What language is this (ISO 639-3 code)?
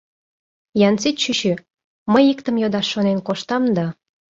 chm